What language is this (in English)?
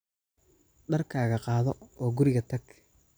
Somali